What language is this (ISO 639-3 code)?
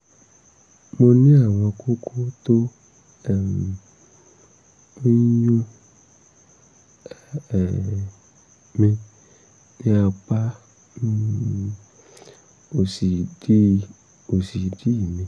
yor